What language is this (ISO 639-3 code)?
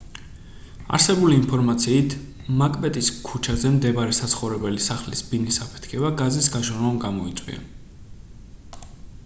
kat